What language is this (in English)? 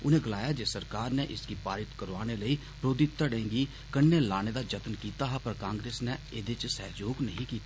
Dogri